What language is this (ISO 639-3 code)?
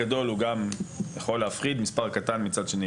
heb